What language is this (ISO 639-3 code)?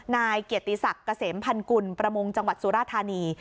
tha